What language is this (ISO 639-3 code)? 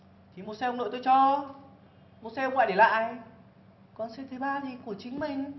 vie